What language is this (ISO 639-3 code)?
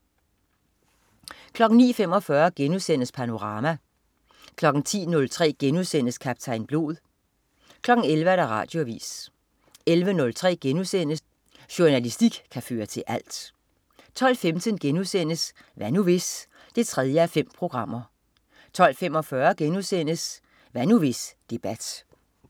dan